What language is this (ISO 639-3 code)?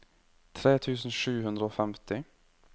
nor